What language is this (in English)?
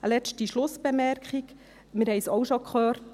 Swiss German